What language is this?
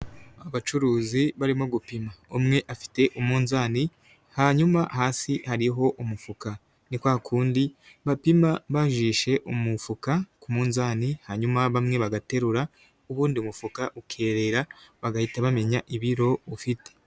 Kinyarwanda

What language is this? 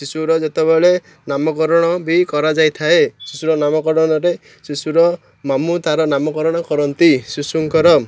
Odia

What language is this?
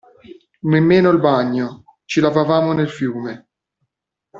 Italian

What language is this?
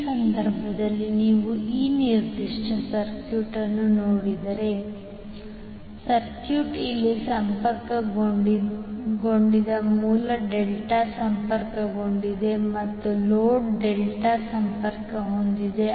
Kannada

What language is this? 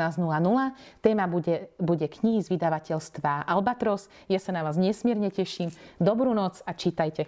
Slovak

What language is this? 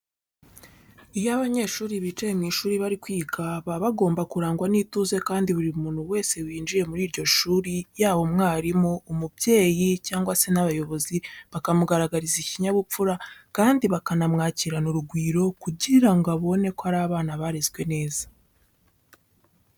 Kinyarwanda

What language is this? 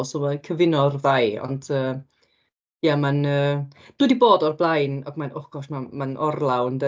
Welsh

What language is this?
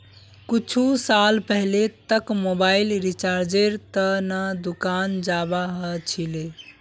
Magahi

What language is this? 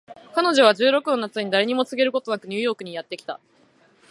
Japanese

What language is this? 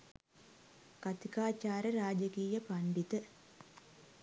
Sinhala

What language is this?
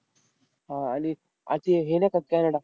Marathi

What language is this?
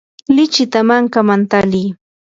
Yanahuanca Pasco Quechua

